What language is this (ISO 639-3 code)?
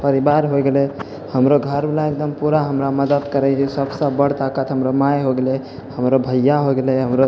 mai